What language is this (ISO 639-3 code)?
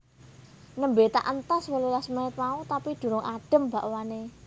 jav